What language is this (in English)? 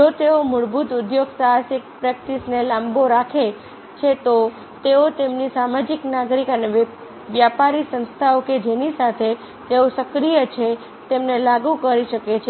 Gujarati